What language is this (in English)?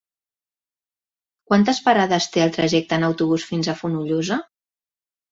Catalan